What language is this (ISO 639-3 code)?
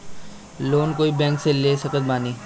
bho